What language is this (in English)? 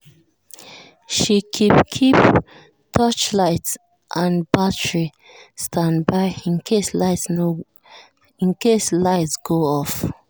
Nigerian Pidgin